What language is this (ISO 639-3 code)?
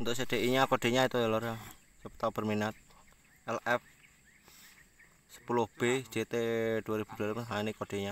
ind